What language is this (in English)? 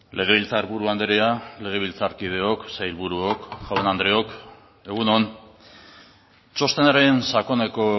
Basque